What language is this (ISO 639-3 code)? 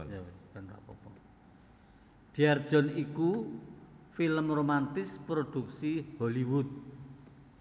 jav